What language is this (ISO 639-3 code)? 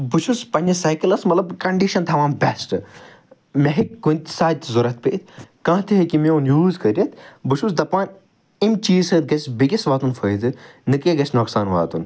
kas